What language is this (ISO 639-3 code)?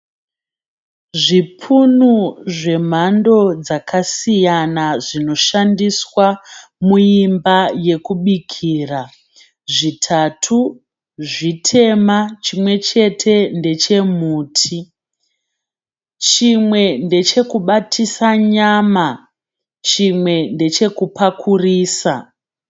sna